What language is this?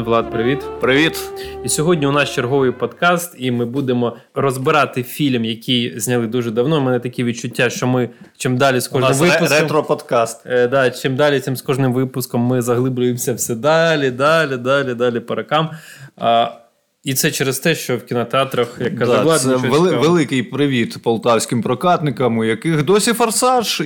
Ukrainian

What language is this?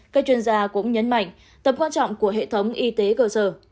Vietnamese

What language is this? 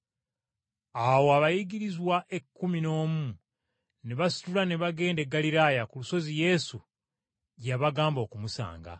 Ganda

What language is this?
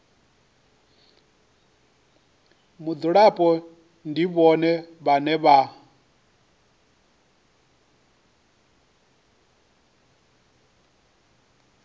Venda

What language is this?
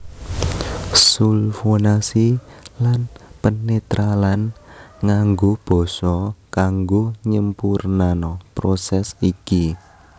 Javanese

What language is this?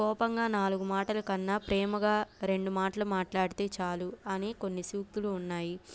Telugu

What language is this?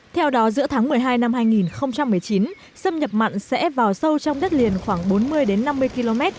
Vietnamese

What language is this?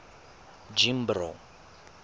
Tswana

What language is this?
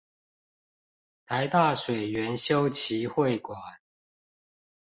Chinese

